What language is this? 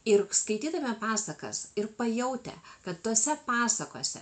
Lithuanian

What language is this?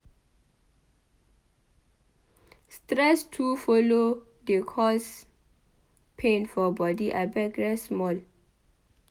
Nigerian Pidgin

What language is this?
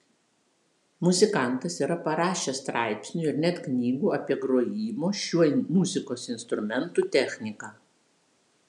Lithuanian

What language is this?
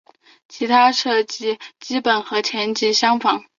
Chinese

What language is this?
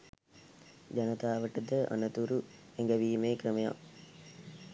Sinhala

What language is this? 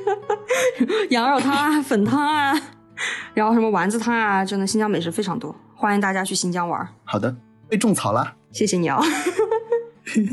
Chinese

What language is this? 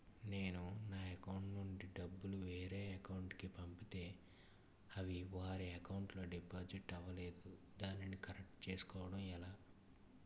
Telugu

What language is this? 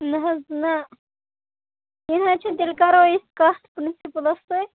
Kashmiri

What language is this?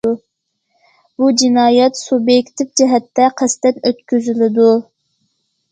Uyghur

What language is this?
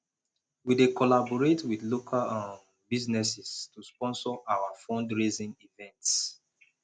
Nigerian Pidgin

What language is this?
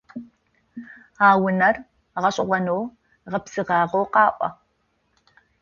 Adyghe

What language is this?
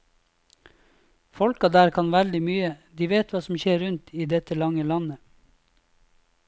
Norwegian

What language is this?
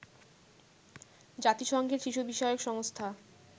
Bangla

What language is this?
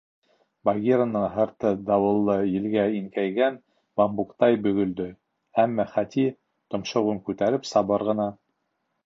Bashkir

